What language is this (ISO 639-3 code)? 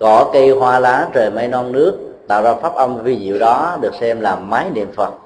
vie